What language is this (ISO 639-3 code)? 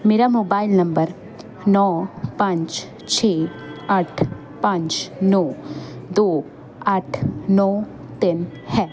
pan